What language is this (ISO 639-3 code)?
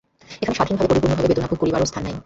ben